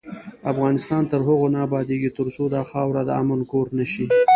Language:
Pashto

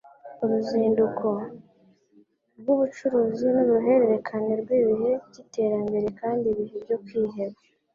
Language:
Kinyarwanda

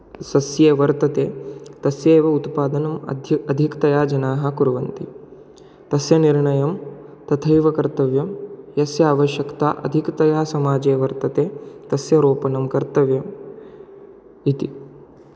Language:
Sanskrit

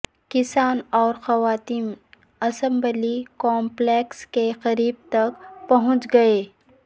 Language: Urdu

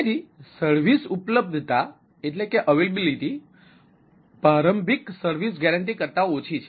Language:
Gujarati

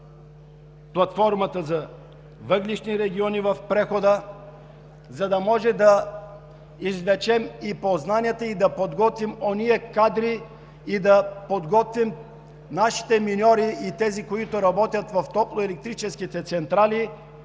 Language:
Bulgarian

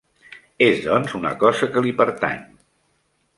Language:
Catalan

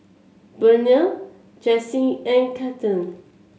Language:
English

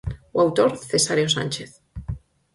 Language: Galician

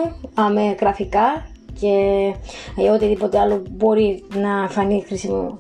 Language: Greek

